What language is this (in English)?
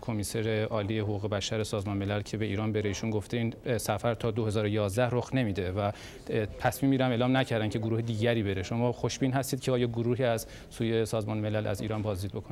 Persian